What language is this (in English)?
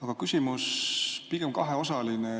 Estonian